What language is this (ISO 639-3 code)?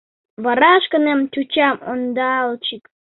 chm